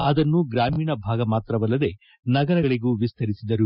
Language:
Kannada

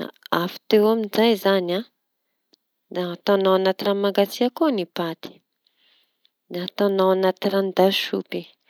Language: Tanosy Malagasy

